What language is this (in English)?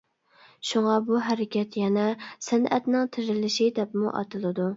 Uyghur